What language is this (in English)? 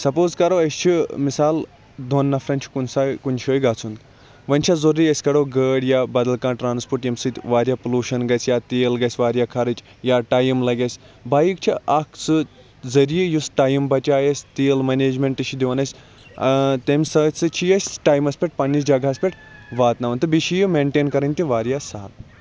Kashmiri